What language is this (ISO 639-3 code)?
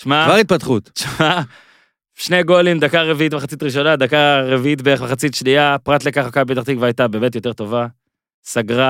heb